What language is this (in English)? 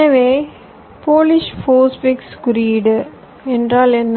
Tamil